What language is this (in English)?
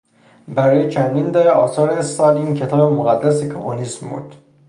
Persian